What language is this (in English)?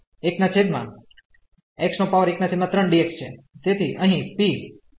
Gujarati